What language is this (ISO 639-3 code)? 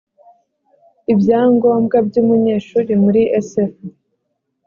kin